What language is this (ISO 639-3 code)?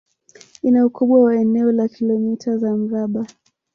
swa